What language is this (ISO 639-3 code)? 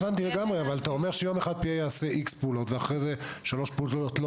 heb